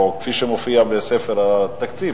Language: Hebrew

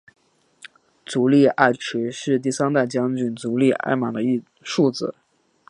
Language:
Chinese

